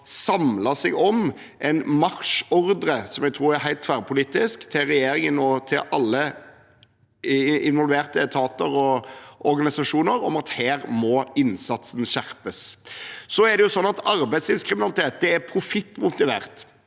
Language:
Norwegian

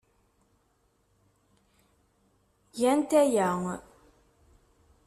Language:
Kabyle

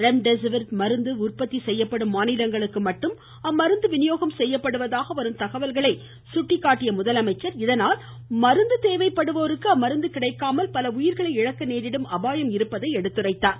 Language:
Tamil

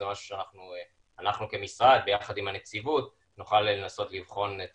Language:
Hebrew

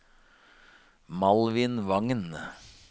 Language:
Norwegian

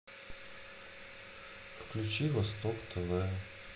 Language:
Russian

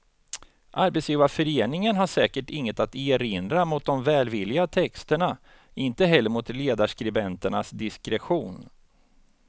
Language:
Swedish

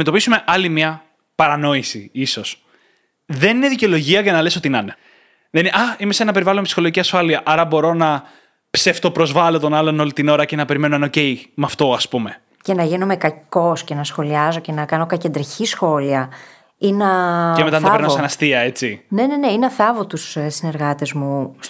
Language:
Greek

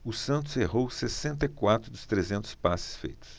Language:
Portuguese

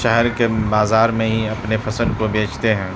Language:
Urdu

